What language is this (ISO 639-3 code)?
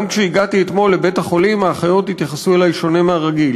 heb